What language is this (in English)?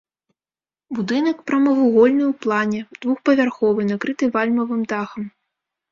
Belarusian